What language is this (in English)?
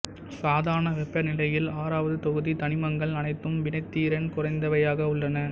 Tamil